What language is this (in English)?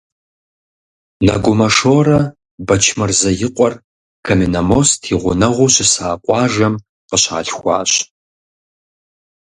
Kabardian